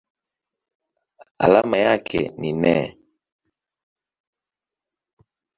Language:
Swahili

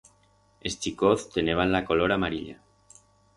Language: Aragonese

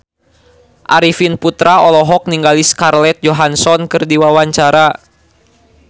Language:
Sundanese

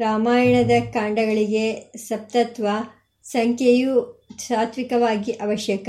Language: Kannada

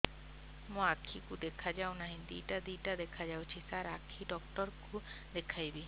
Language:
Odia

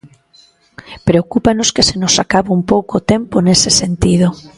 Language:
Galician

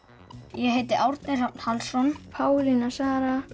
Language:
Icelandic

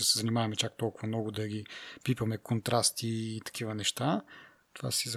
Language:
Bulgarian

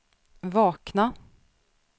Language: Swedish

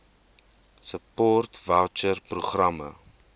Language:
Afrikaans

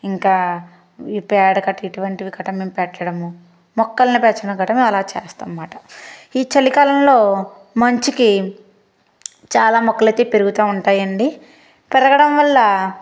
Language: Telugu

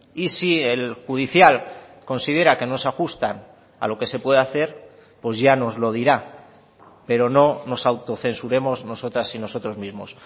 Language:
Spanish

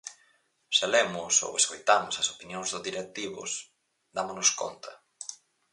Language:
Galician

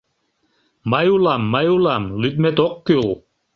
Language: Mari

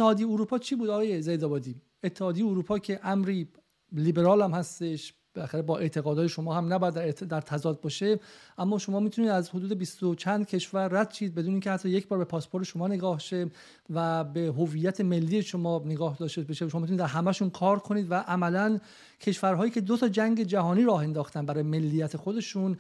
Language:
Persian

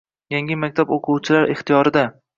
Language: Uzbek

